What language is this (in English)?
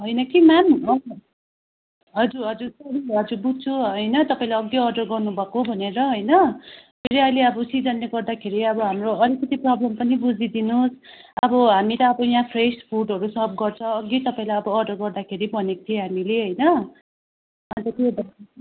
Nepali